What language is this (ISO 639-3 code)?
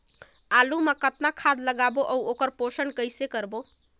hne